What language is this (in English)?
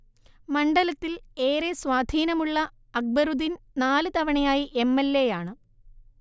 Malayalam